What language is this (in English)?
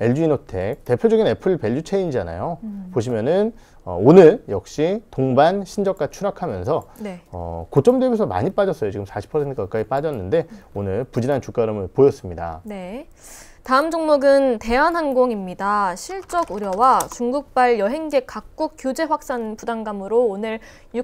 Korean